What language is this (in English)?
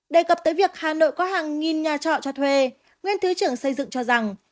Vietnamese